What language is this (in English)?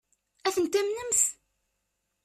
Kabyle